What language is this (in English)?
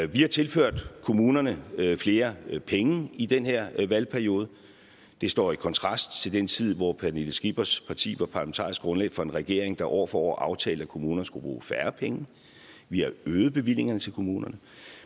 Danish